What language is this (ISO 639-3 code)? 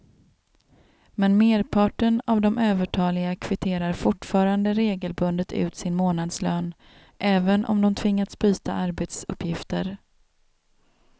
swe